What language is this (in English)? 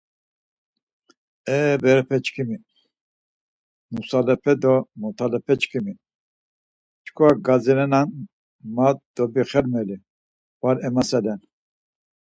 Laz